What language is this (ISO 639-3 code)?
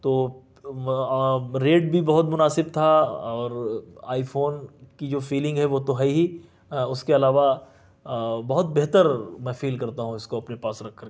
urd